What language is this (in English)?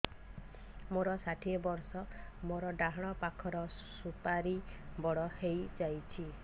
Odia